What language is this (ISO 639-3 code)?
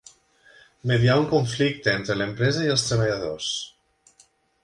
cat